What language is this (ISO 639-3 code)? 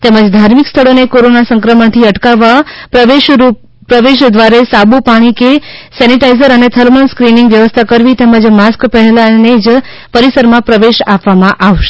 guj